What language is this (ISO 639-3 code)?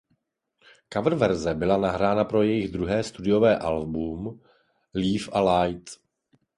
ces